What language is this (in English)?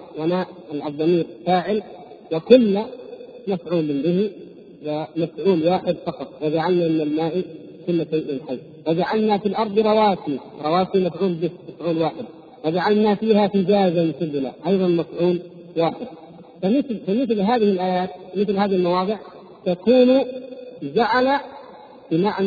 Arabic